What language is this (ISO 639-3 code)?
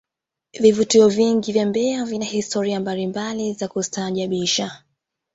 swa